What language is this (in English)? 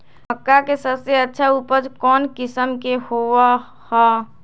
Magahi